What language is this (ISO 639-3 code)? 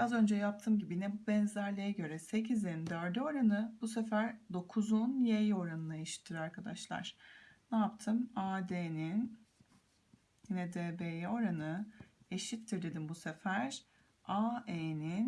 tur